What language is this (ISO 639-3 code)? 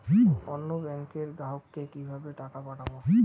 ben